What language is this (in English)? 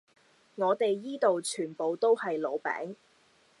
Cantonese